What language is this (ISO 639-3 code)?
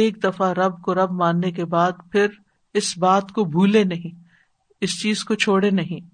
urd